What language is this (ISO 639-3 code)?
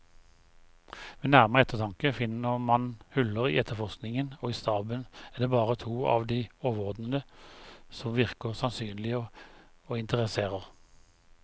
nor